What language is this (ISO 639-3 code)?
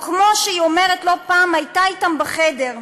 heb